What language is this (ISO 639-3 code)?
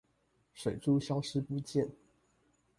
zho